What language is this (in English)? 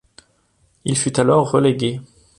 French